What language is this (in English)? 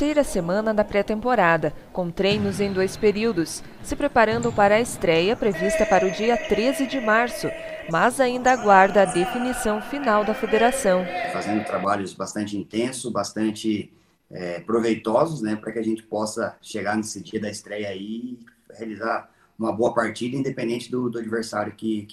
Portuguese